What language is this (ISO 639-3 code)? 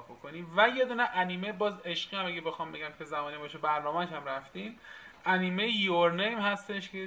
fas